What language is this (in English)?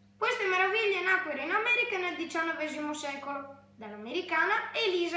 Italian